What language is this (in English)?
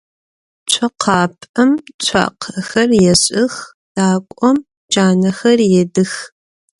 Adyghe